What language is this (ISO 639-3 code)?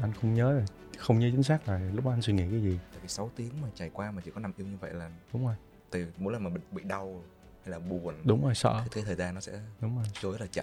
vie